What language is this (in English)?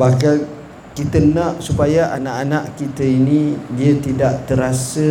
Malay